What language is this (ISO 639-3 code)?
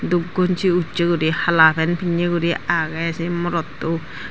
ccp